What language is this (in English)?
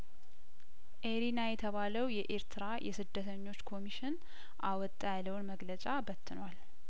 Amharic